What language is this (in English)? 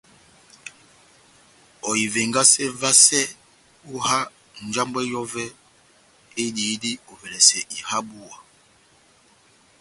Batanga